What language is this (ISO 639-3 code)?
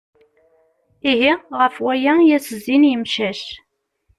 kab